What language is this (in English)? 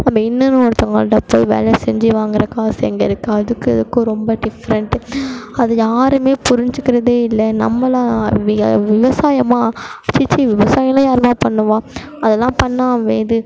Tamil